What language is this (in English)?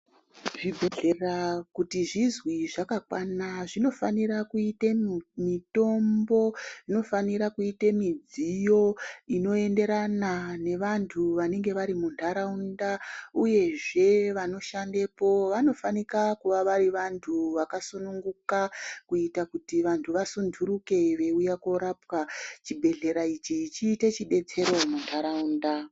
Ndau